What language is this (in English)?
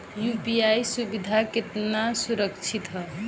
Bhojpuri